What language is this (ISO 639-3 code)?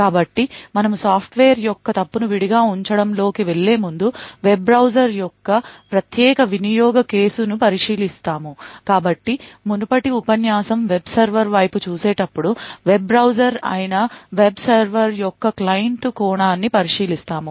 tel